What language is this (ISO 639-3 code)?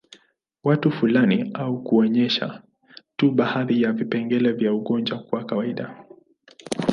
swa